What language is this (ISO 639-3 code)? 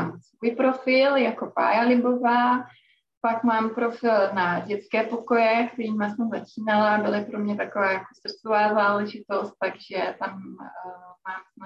ces